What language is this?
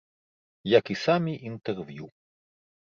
Belarusian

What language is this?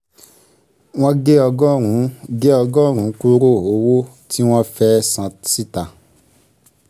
Yoruba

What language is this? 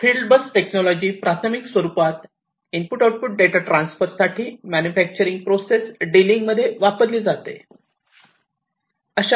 Marathi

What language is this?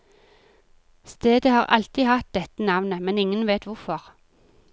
Norwegian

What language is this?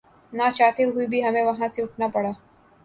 Urdu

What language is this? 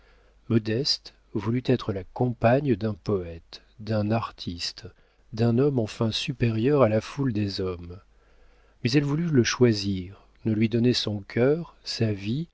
French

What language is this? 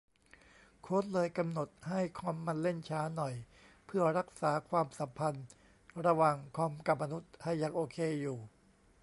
Thai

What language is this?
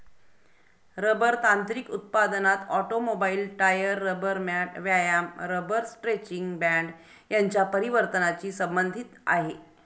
Marathi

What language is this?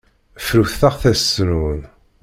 Kabyle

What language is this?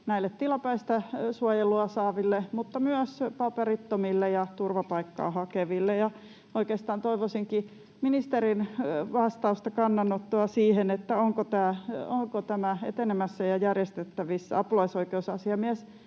Finnish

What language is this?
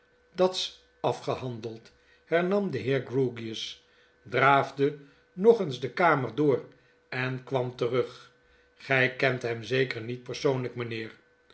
Dutch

